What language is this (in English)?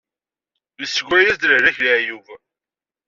Kabyle